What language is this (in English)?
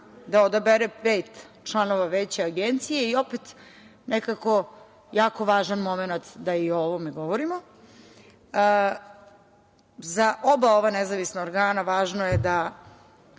Serbian